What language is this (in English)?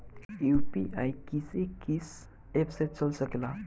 Bhojpuri